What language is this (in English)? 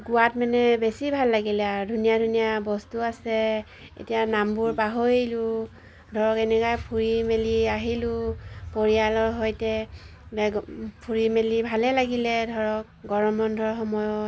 Assamese